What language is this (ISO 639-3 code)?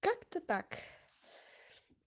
rus